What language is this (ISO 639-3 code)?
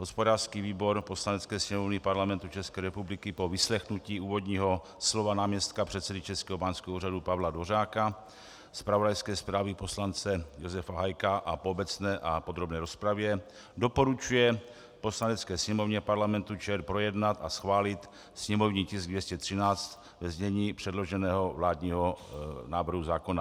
ces